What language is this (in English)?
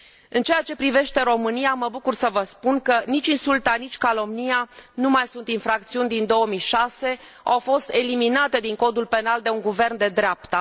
Romanian